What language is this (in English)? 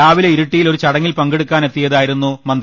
Malayalam